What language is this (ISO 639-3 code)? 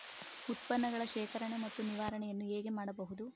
kan